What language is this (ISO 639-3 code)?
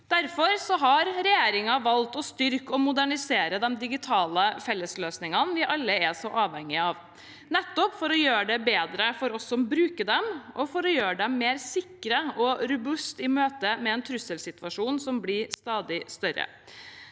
nor